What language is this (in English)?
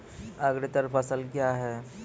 Maithili